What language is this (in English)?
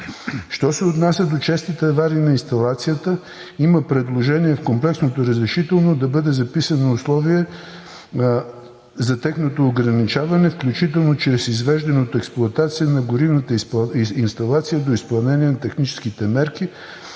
Bulgarian